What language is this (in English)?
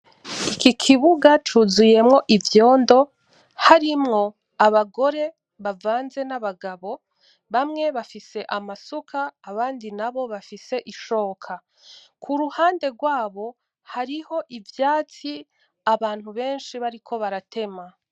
Rundi